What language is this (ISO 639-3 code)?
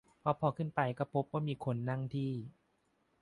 tha